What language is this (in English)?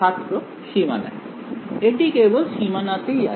Bangla